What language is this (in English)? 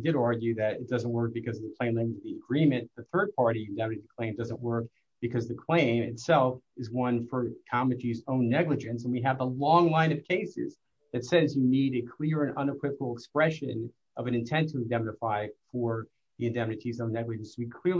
English